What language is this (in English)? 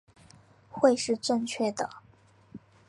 Chinese